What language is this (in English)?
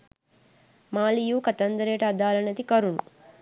Sinhala